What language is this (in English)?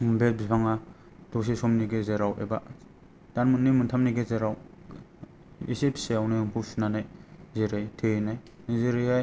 Bodo